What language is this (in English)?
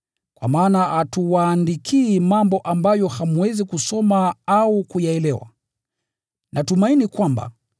Swahili